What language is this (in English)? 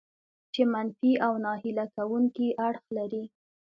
Pashto